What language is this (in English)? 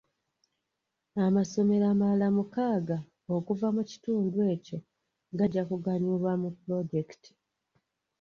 Ganda